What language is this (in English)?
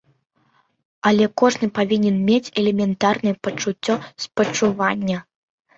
Belarusian